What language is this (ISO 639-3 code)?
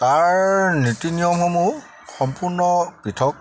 asm